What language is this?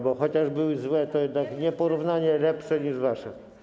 Polish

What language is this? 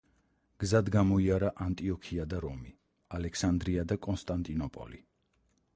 Georgian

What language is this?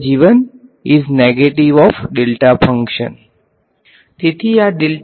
Gujarati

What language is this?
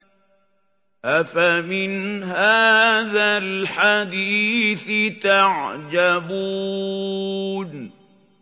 Arabic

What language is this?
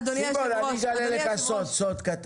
Hebrew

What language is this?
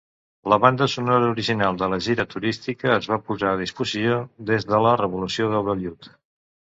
Catalan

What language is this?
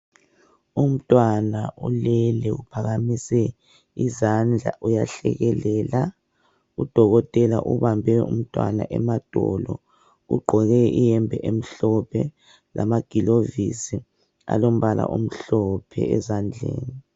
North Ndebele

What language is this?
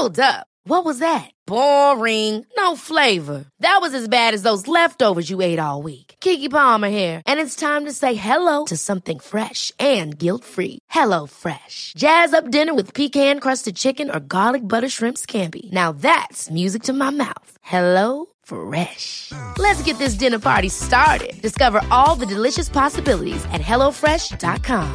Swedish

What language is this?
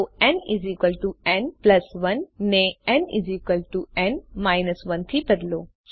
Gujarati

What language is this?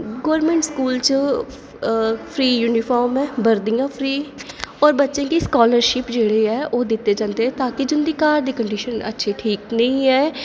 Dogri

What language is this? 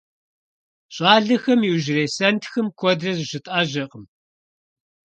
Kabardian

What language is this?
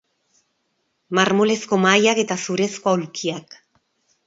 Basque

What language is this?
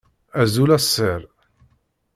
Kabyle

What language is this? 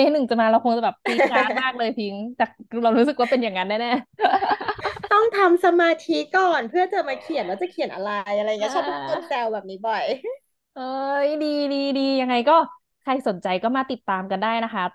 Thai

